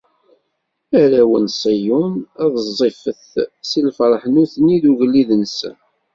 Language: Kabyle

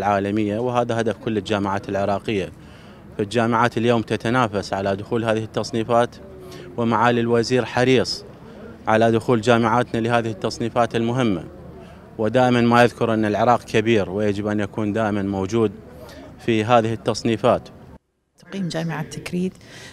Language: Arabic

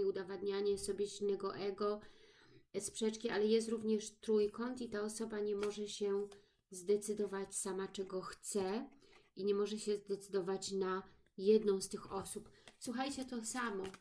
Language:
Polish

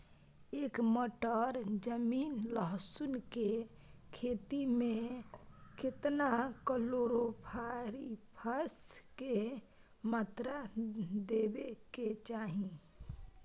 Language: Maithili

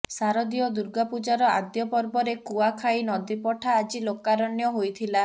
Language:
Odia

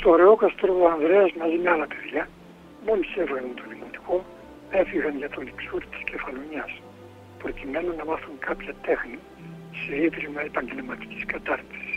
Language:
Greek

